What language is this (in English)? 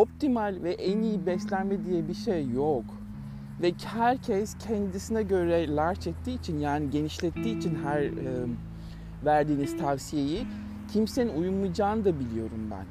Turkish